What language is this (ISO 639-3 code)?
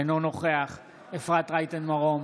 heb